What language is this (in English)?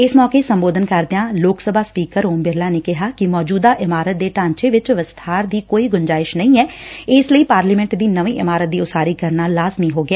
Punjabi